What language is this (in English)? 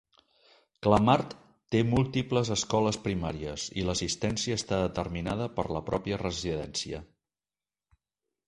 Catalan